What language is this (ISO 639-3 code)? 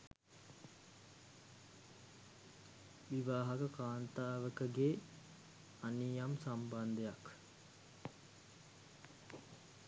sin